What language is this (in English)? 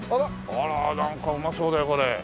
Japanese